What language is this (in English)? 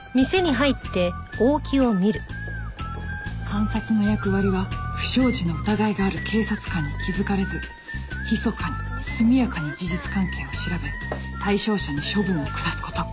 Japanese